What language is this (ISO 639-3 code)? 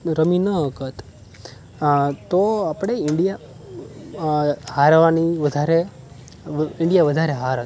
guj